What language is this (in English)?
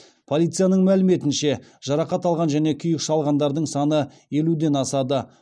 Kazakh